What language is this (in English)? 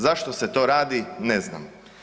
Croatian